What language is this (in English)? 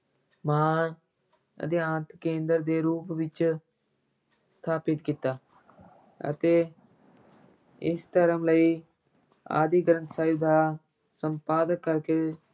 Punjabi